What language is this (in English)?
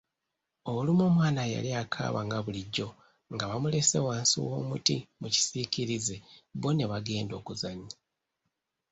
Ganda